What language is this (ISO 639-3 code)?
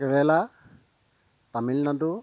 asm